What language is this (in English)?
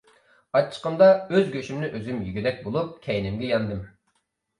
Uyghur